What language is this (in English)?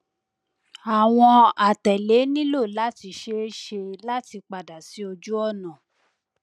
Yoruba